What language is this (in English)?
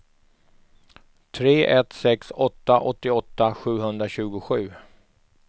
Swedish